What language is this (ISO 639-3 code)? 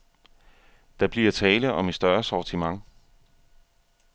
dan